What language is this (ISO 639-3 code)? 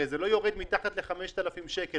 heb